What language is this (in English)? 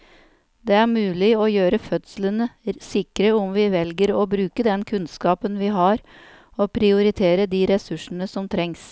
Norwegian